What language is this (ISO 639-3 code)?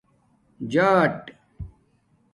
dmk